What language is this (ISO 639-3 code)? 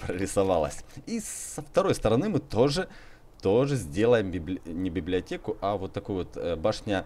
rus